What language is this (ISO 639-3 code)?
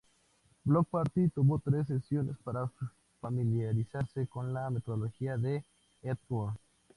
spa